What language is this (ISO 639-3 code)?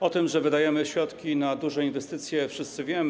pol